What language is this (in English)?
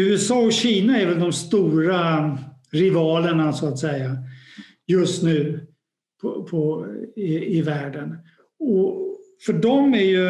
Swedish